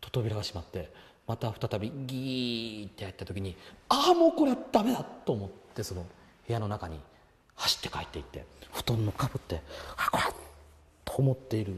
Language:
Japanese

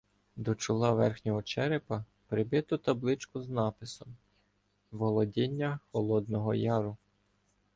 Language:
Ukrainian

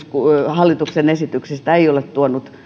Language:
Finnish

